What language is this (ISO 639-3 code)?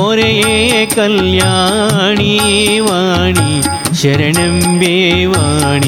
kan